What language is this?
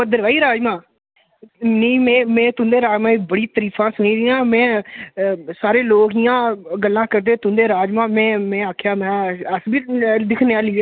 Dogri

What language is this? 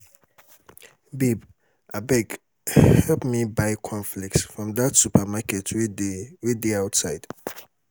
Nigerian Pidgin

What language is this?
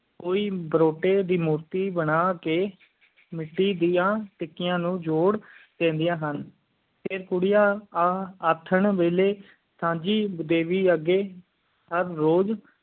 Punjabi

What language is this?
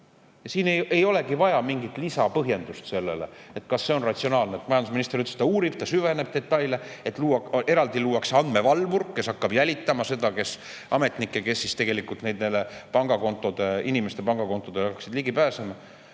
Estonian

